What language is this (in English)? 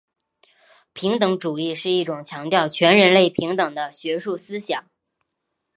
Chinese